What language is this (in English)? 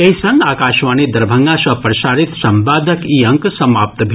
Maithili